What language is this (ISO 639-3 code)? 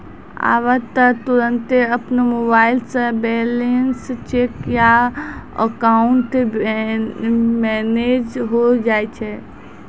mai